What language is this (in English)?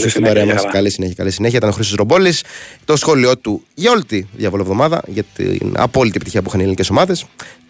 Greek